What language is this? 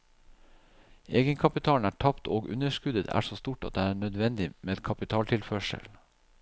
Norwegian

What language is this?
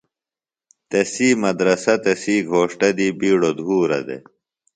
Phalura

